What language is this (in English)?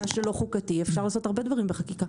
Hebrew